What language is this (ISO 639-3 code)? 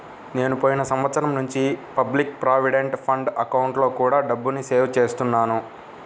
tel